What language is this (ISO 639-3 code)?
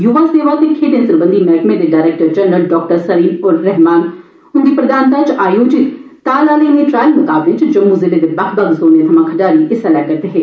doi